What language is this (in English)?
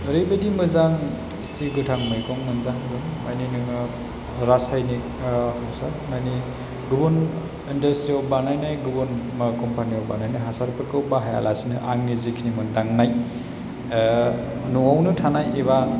Bodo